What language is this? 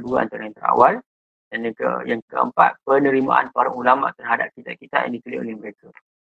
Malay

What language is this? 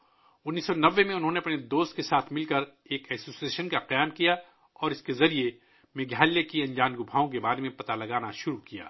Urdu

